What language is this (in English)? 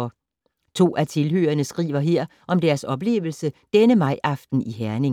Danish